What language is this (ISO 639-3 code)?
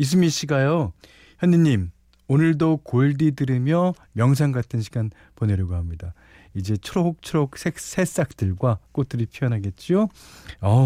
kor